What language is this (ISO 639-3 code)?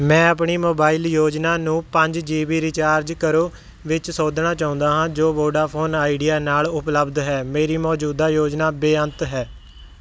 pan